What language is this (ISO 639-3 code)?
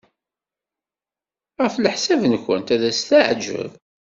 kab